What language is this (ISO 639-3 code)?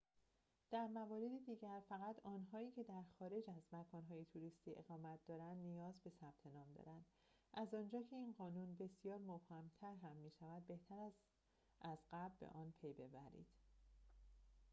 fas